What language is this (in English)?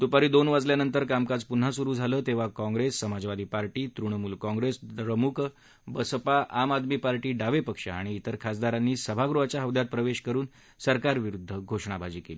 Marathi